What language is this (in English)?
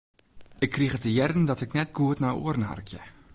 Western Frisian